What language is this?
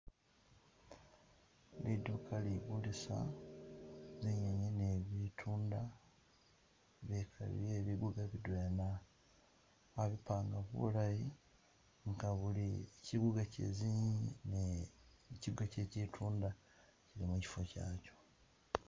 Masaaba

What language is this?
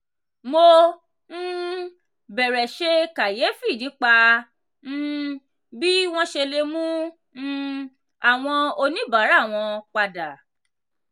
Yoruba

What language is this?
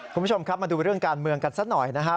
Thai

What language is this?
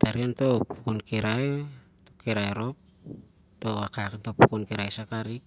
Siar-Lak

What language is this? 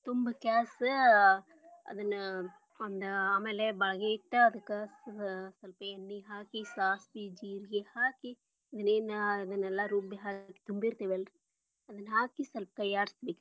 Kannada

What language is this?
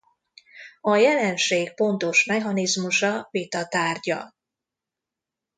Hungarian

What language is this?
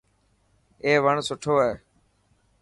Dhatki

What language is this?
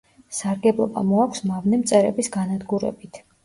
Georgian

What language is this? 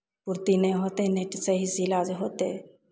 Maithili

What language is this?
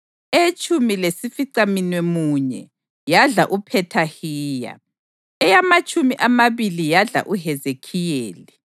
North Ndebele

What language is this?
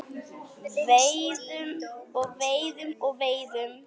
Icelandic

